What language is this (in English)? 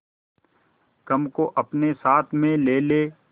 Hindi